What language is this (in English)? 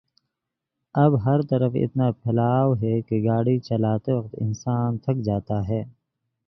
Urdu